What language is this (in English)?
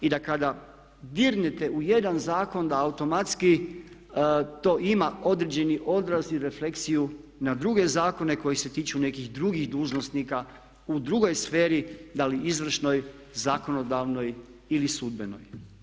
Croatian